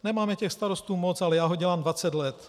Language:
Czech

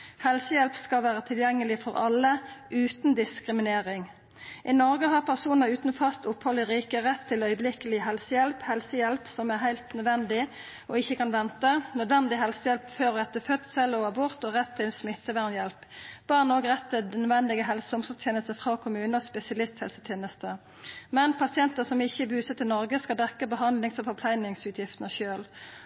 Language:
Norwegian Nynorsk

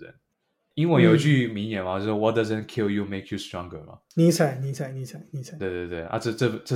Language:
Chinese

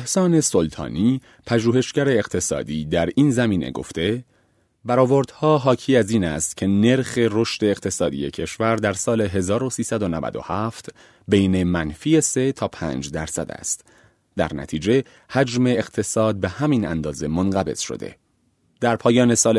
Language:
Persian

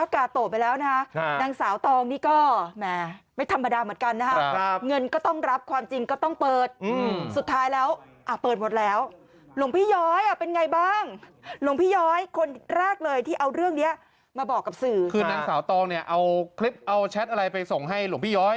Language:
Thai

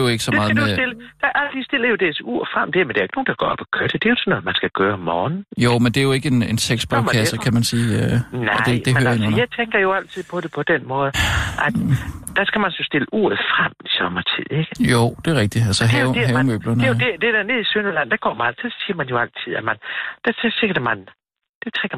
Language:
Danish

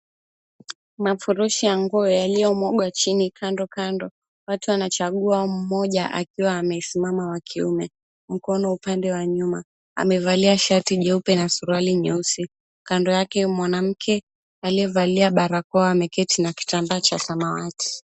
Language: Swahili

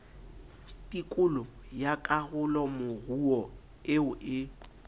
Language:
Southern Sotho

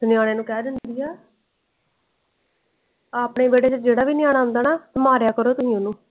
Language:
Punjabi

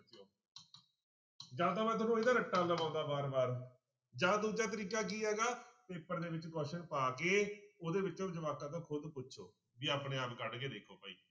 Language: Punjabi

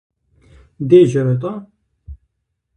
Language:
Kabardian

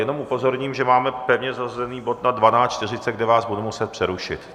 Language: Czech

